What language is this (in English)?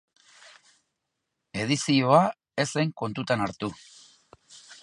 Basque